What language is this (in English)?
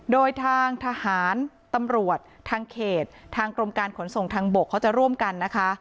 Thai